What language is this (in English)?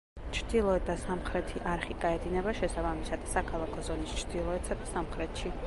Georgian